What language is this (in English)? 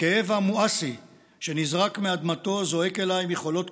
Hebrew